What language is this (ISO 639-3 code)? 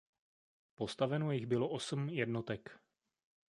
ces